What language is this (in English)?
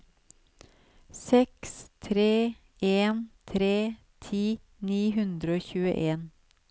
Norwegian